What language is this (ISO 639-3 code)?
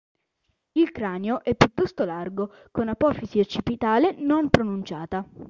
ita